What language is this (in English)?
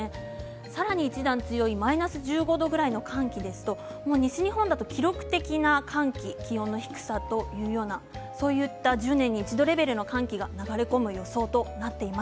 Japanese